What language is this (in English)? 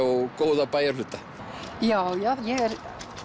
Icelandic